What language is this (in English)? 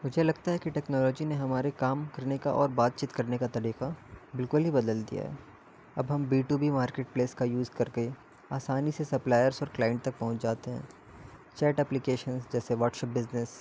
Urdu